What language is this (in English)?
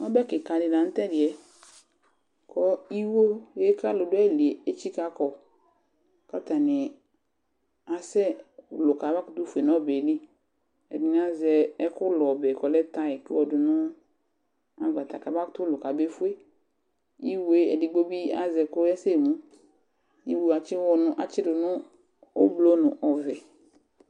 Ikposo